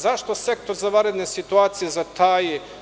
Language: Serbian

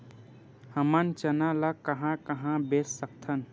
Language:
Chhattisgarhi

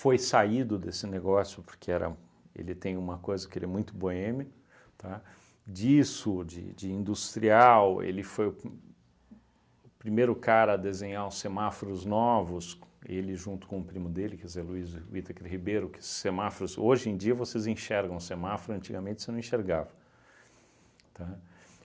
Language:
Portuguese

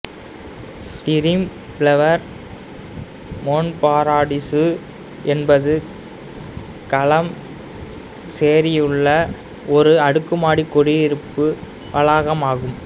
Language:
Tamil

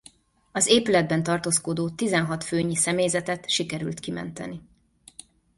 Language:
Hungarian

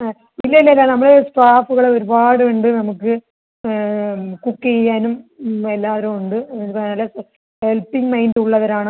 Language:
Malayalam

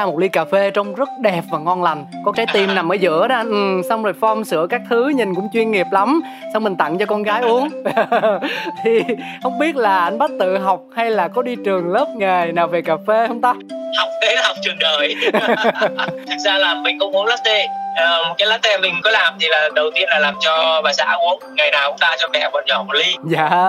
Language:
Vietnamese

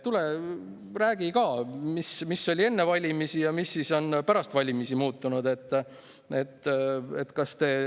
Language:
Estonian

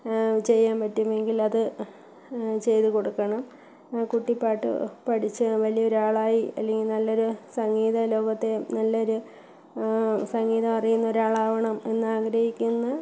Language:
Malayalam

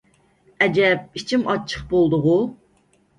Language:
Uyghur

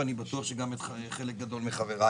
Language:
Hebrew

